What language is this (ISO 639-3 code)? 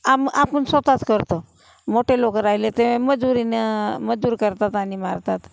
mar